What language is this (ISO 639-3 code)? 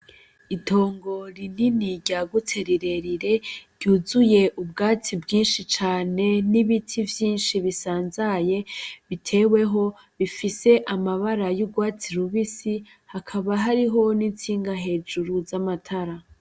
run